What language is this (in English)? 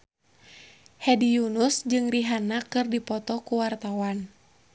Sundanese